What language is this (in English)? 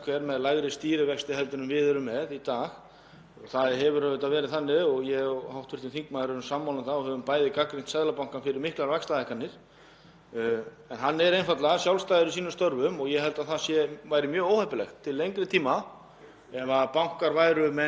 Icelandic